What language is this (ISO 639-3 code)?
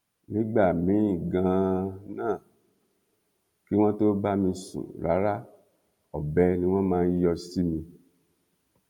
yor